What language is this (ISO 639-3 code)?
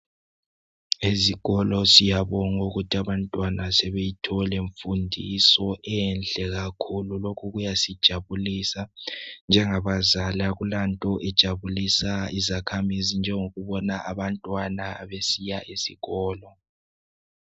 nde